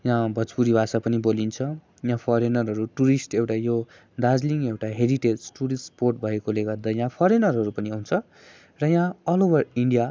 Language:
Nepali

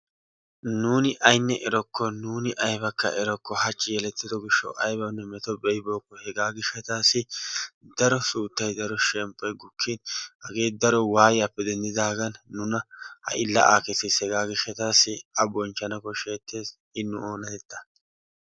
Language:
Wolaytta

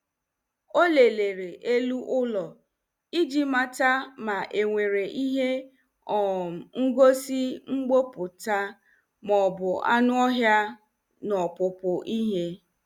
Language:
Igbo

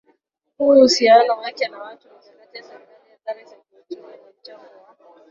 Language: Swahili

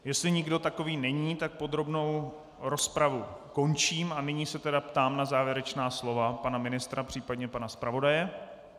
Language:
Czech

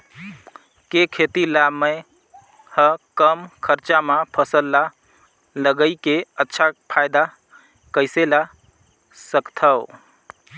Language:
Chhattisgarhi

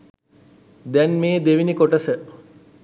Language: Sinhala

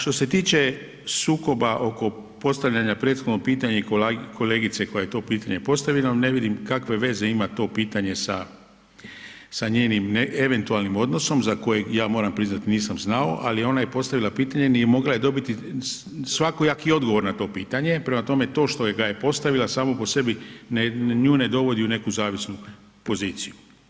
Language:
Croatian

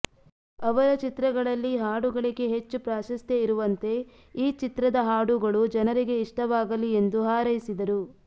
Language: Kannada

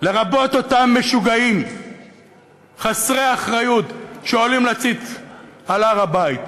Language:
Hebrew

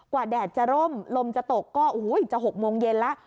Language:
Thai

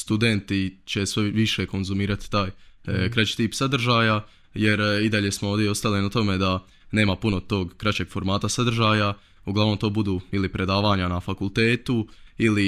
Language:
Croatian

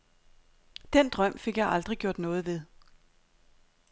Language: Danish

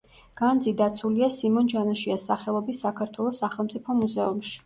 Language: Georgian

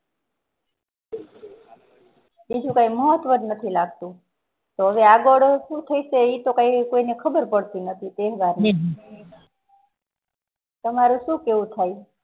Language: Gujarati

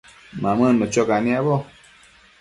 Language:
Matsés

